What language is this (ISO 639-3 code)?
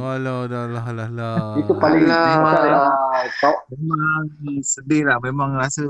msa